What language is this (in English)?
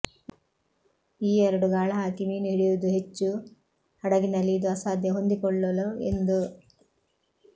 Kannada